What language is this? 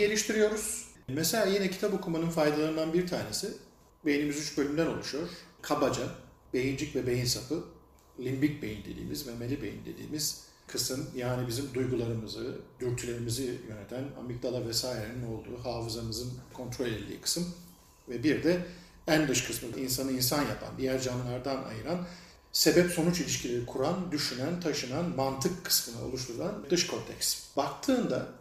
Turkish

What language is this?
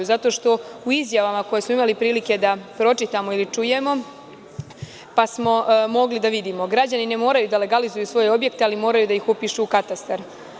Serbian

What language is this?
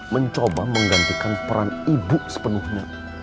Indonesian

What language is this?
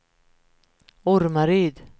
Swedish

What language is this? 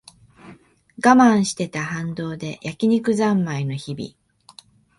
Japanese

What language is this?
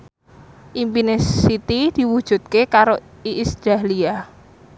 Javanese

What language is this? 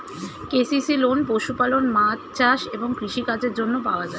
Bangla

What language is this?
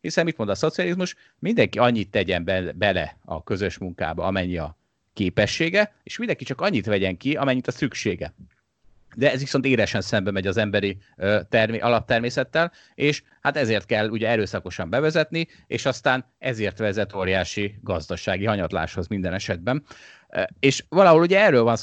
Hungarian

